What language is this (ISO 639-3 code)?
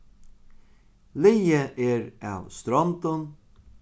fao